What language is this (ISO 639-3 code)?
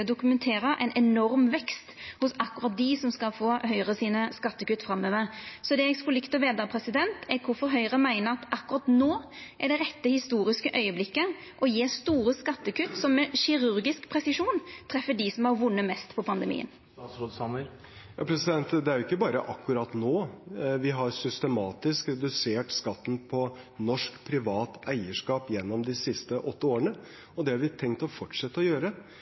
nor